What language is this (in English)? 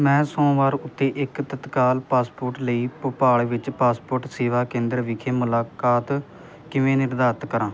Punjabi